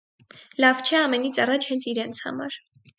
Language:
Armenian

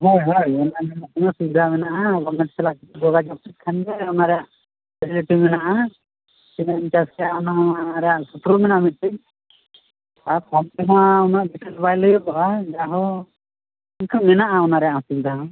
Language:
Santali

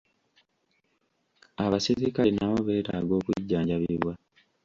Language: Ganda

